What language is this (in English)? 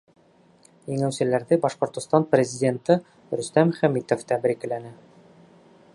Bashkir